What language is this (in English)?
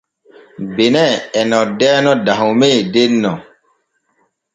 Borgu Fulfulde